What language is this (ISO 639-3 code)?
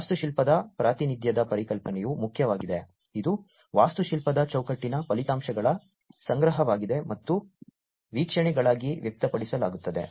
kan